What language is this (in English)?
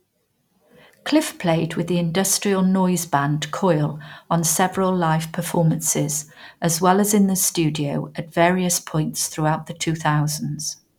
English